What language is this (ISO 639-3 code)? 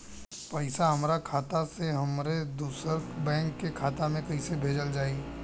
bho